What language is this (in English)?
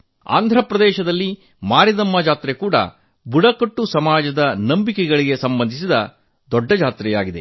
Kannada